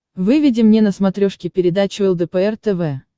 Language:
Russian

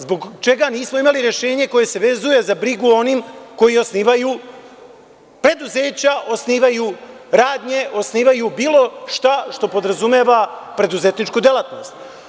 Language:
Serbian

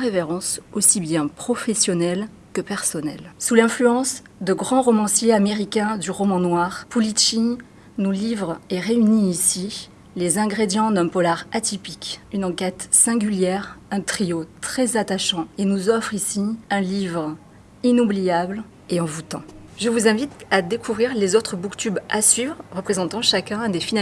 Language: French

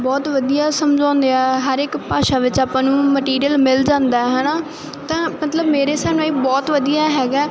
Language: Punjabi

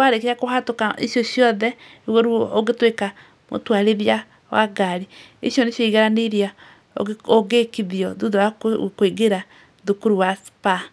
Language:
Kikuyu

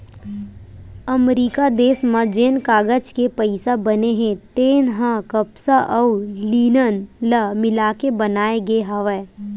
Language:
Chhattisgarhi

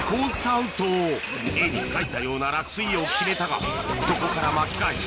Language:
Japanese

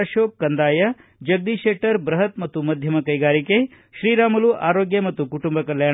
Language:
Kannada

